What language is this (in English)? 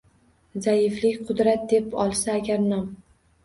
Uzbek